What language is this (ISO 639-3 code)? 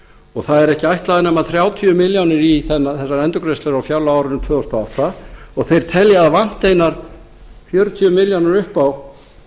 isl